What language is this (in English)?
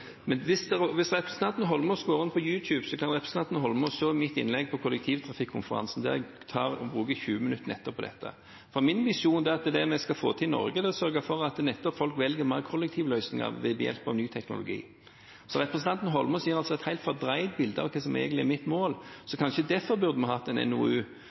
Norwegian Bokmål